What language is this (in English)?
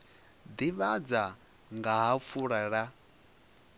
Venda